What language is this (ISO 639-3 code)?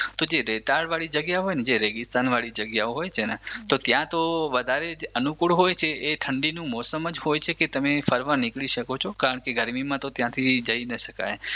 guj